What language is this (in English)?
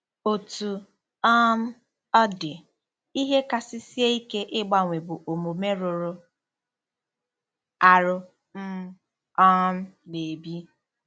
Igbo